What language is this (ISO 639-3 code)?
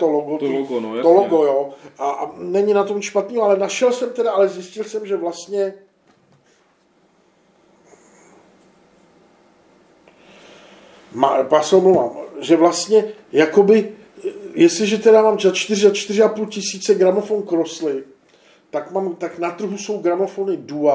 ces